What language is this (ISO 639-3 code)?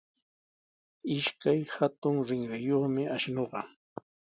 qws